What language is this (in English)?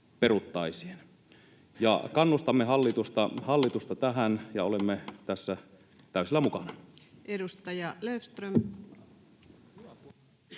Finnish